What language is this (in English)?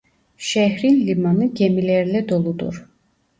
Turkish